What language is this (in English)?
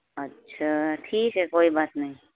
Urdu